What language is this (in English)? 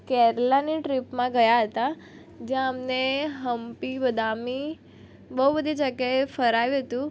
Gujarati